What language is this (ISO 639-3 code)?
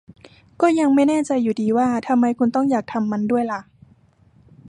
tha